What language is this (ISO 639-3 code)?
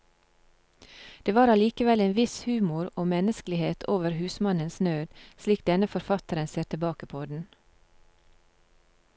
nor